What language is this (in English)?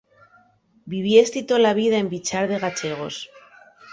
Asturian